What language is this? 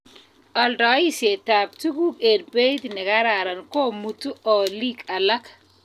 Kalenjin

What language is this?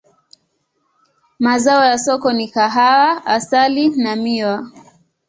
Swahili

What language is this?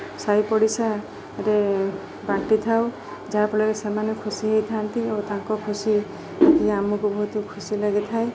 Odia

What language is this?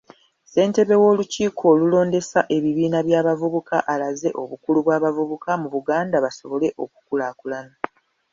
Ganda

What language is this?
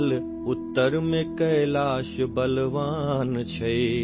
Urdu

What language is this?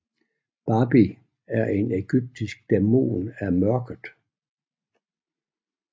Danish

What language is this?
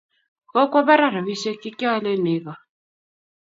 Kalenjin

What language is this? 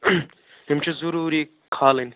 Kashmiri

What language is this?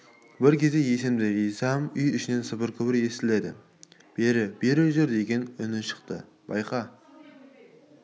Kazakh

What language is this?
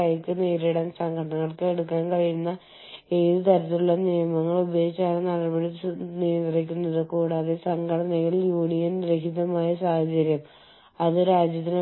Malayalam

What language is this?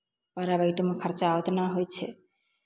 Maithili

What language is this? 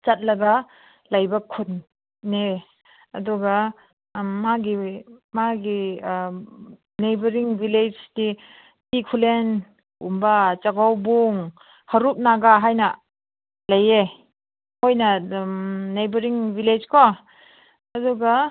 Manipuri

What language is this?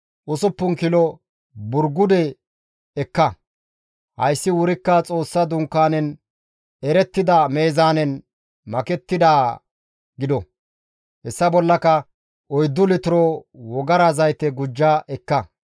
Gamo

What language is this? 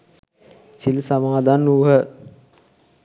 Sinhala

